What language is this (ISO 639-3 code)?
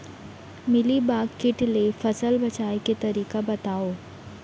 hne